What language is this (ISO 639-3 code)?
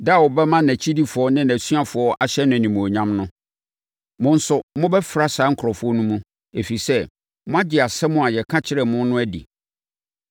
aka